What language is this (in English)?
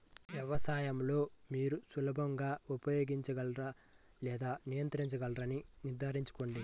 Telugu